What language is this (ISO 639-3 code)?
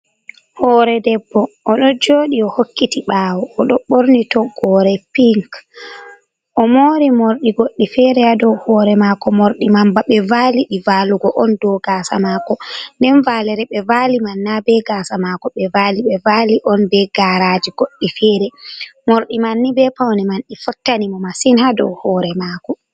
ful